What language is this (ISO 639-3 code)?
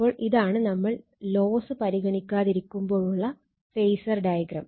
mal